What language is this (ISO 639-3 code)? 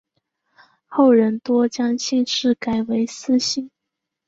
zho